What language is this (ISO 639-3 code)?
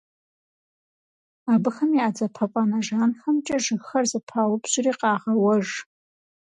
kbd